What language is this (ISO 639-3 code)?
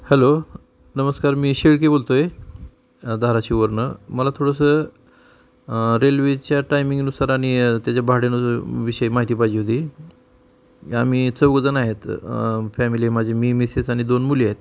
mar